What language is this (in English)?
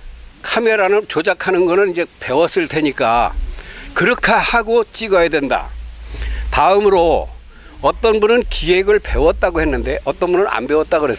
Korean